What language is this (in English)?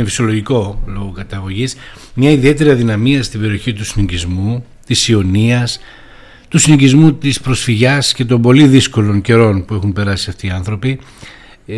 Greek